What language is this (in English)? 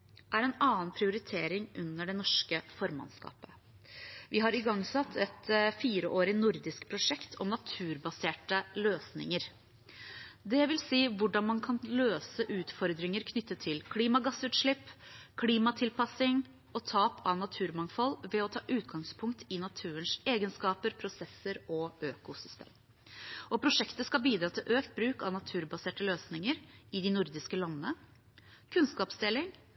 Norwegian Bokmål